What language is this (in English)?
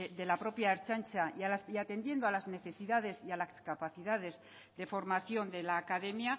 Spanish